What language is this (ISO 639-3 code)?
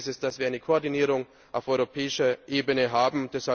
deu